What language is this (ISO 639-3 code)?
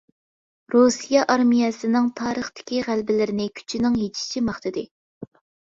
uig